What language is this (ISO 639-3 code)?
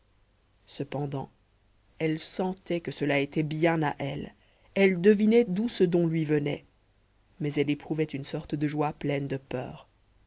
fra